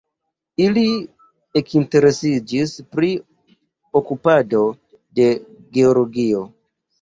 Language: Esperanto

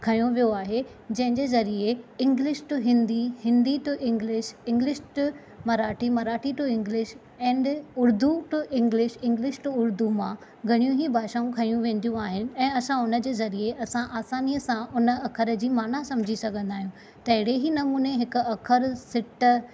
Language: Sindhi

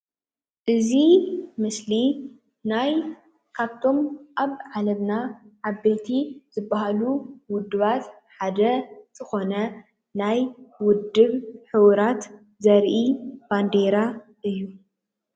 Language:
Tigrinya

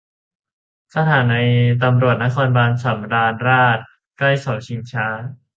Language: Thai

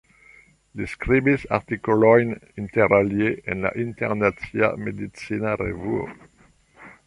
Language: Esperanto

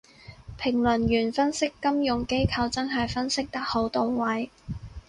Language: Cantonese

